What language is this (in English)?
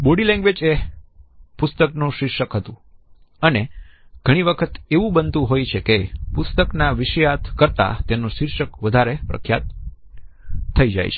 Gujarati